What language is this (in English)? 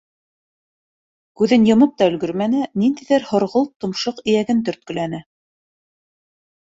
Bashkir